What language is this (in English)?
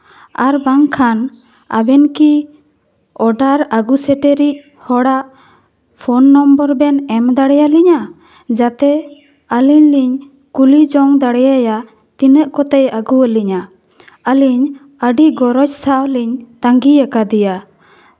Santali